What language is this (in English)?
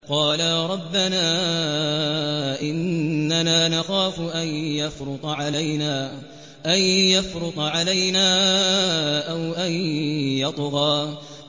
Arabic